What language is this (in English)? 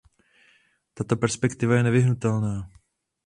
Czech